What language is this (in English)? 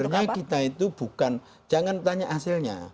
Indonesian